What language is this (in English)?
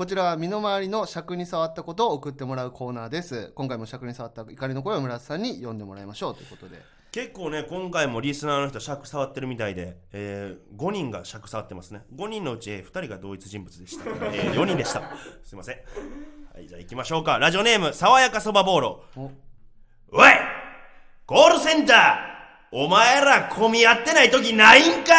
Japanese